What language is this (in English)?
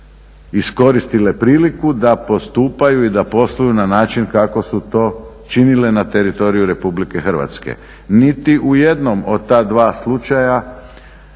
Croatian